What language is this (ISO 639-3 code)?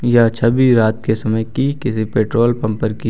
hin